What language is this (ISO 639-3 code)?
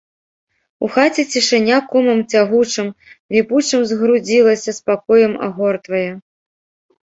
bel